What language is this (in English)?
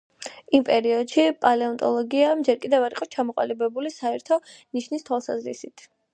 Georgian